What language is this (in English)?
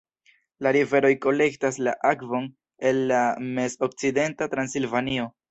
Esperanto